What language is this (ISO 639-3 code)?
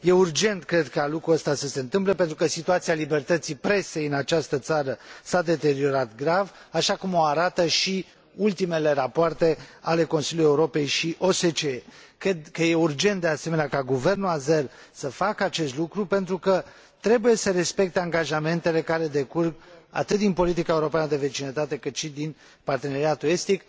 ron